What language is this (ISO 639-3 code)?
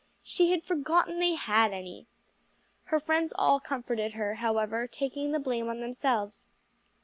eng